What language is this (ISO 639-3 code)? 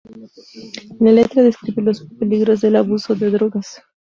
spa